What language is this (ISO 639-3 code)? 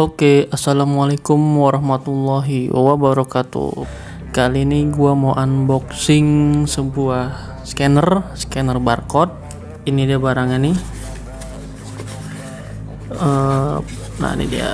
ind